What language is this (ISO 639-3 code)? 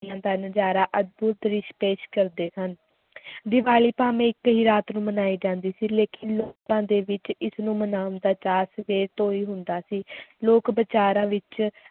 pan